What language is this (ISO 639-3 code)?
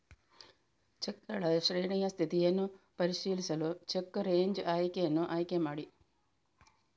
kan